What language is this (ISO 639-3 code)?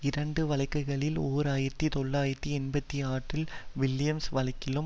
tam